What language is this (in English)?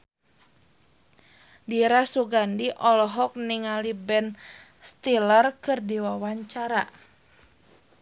Sundanese